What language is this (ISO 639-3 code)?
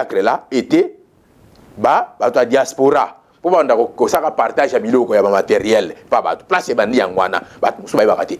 fra